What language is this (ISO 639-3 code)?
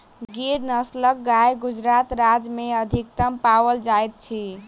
mai